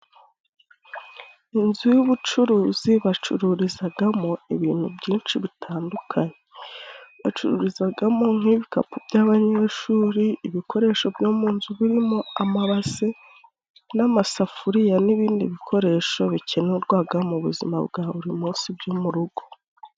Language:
Kinyarwanda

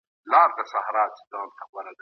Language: Pashto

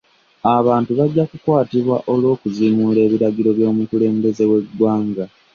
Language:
Ganda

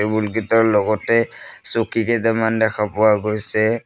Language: Assamese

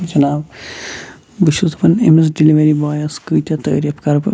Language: Kashmiri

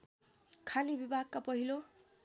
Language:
Nepali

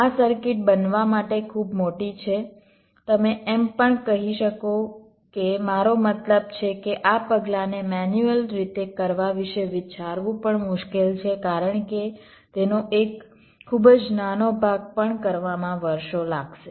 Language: Gujarati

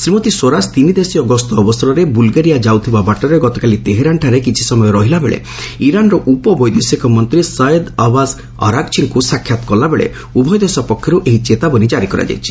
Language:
Odia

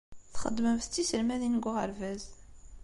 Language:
Kabyle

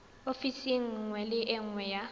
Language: Tswana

